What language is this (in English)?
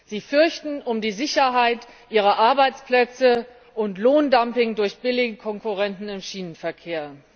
German